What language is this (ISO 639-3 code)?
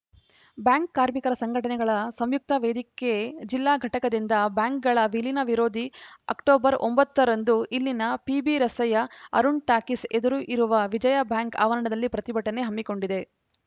kan